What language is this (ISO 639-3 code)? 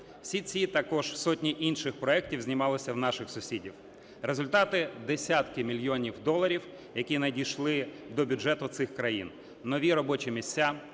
ukr